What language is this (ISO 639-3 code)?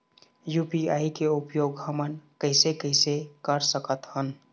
hne